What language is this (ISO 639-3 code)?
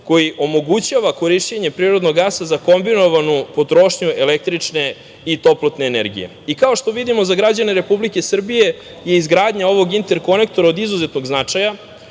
srp